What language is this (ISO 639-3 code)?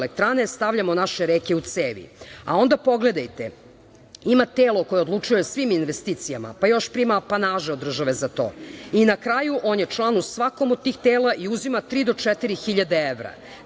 srp